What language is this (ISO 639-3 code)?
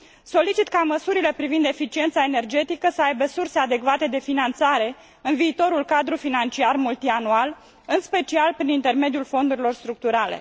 ron